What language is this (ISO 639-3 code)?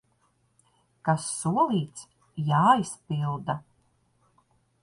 lav